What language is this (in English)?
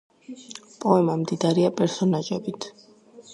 Georgian